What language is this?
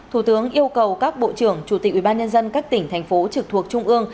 Vietnamese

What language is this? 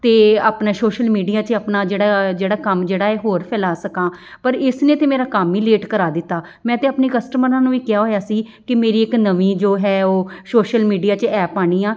Punjabi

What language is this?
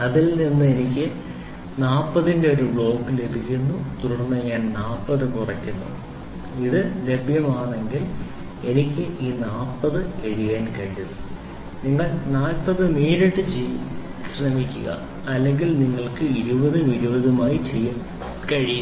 Malayalam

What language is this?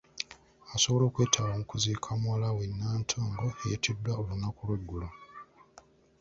Ganda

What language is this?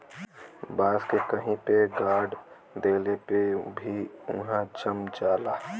Bhojpuri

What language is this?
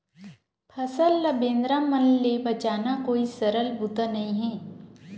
Chhattisgarhi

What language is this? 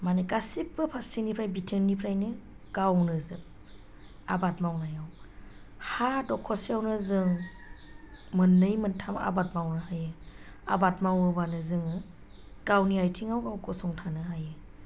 Bodo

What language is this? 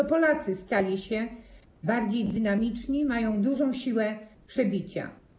Polish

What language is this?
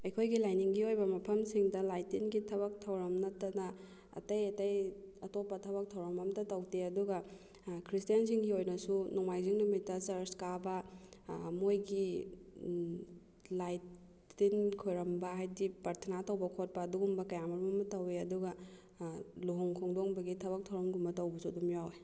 Manipuri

